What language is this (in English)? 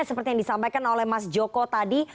Indonesian